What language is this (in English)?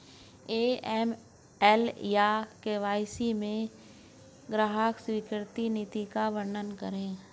Hindi